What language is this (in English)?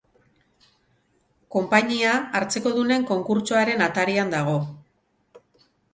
Basque